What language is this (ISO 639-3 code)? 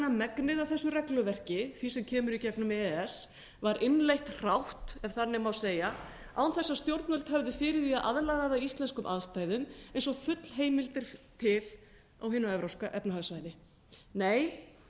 isl